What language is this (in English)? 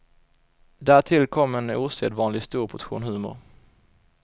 Swedish